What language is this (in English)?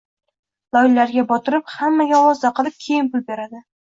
Uzbek